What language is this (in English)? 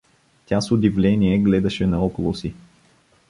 Bulgarian